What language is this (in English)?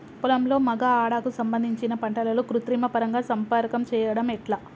Telugu